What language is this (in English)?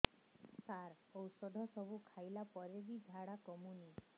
Odia